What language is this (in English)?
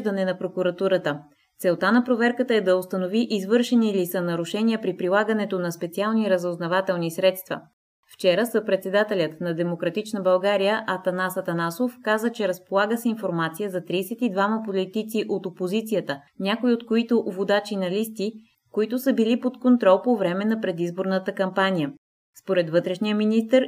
Bulgarian